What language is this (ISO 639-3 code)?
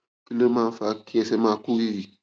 yor